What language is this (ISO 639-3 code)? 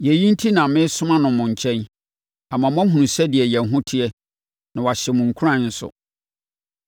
aka